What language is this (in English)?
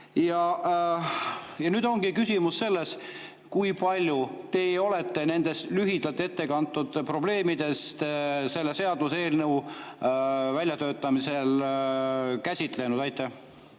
Estonian